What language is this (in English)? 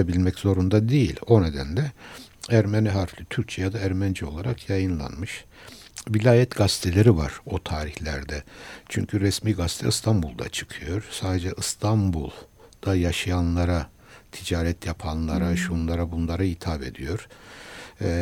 Turkish